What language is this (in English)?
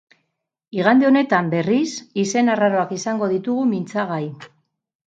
Basque